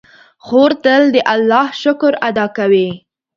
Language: Pashto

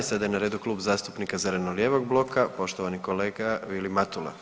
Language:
Croatian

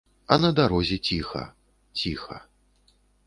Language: Belarusian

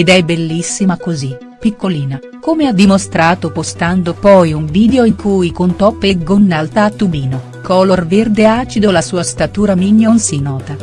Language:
Italian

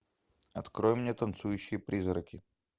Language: Russian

